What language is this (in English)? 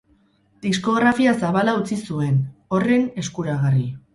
Basque